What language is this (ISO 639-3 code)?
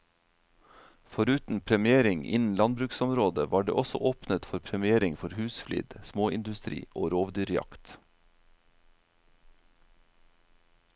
nor